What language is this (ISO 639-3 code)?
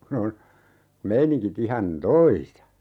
fin